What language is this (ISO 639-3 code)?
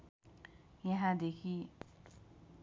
nep